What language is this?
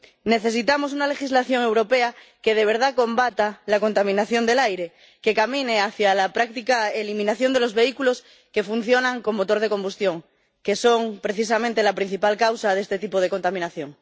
Spanish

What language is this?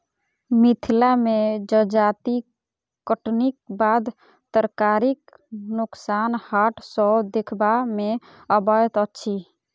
Maithili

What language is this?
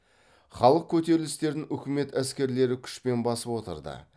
Kazakh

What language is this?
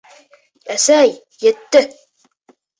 Bashkir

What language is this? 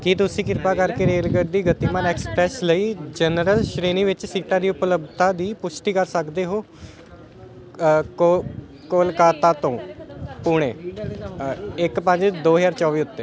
Punjabi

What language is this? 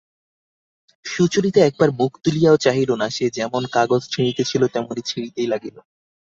Bangla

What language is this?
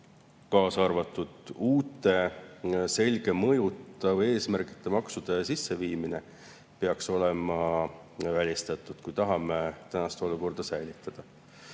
Estonian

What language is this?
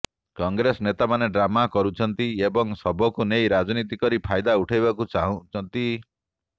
Odia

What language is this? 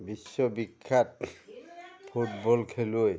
Assamese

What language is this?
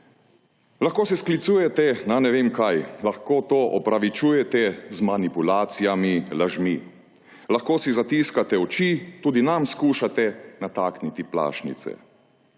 Slovenian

